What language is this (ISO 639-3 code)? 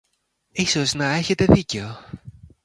ell